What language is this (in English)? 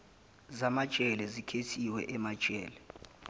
Zulu